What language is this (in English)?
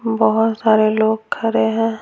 Hindi